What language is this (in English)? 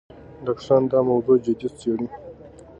Pashto